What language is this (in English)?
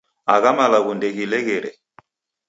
Taita